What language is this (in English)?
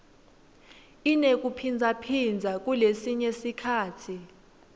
Swati